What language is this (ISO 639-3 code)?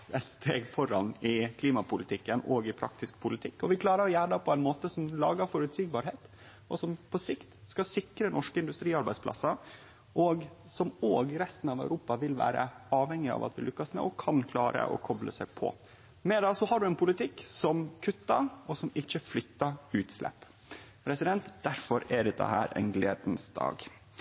nno